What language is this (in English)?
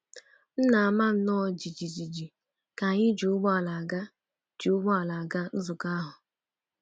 Igbo